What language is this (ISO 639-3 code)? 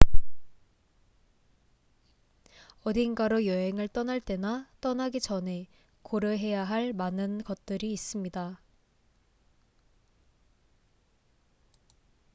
kor